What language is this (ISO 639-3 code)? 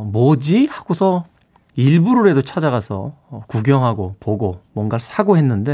kor